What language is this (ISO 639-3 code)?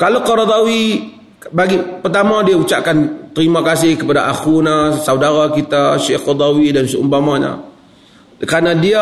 msa